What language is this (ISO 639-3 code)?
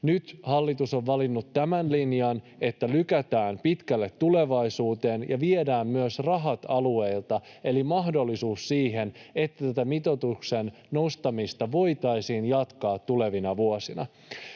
fin